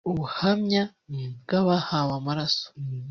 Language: Kinyarwanda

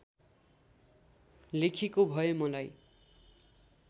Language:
Nepali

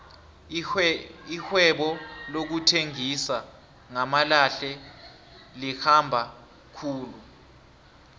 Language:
South Ndebele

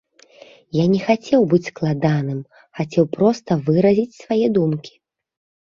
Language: Belarusian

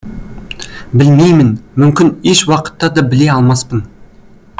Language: Kazakh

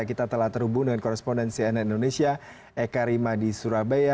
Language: Indonesian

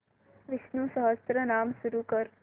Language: Marathi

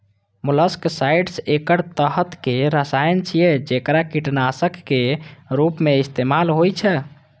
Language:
Maithili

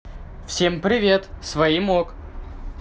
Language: Russian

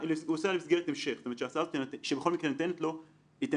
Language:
Hebrew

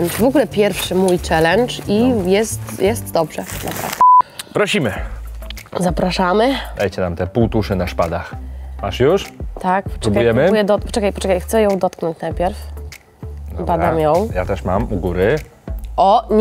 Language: Polish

